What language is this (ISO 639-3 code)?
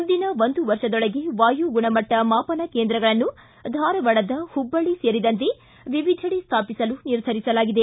kan